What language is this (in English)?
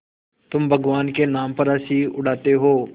Hindi